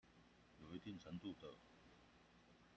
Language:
Chinese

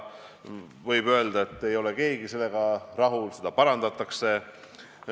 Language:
Estonian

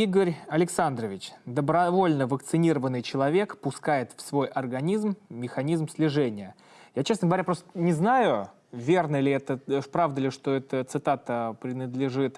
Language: Russian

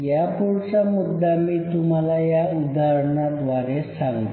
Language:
Marathi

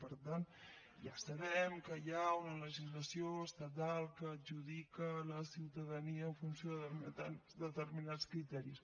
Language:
Catalan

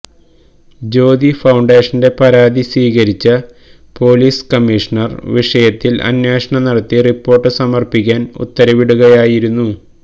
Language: Malayalam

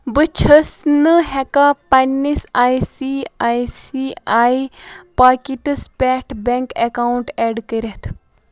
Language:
Kashmiri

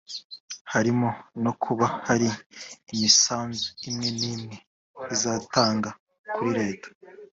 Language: Kinyarwanda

